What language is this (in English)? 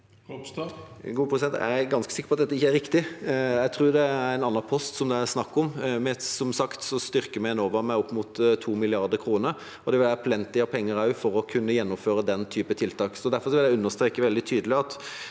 Norwegian